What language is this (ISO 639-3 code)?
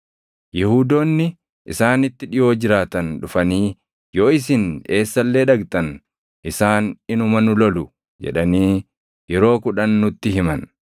orm